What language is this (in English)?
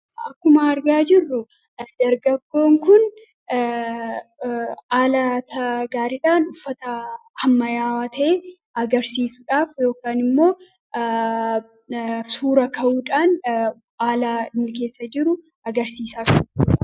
Oromo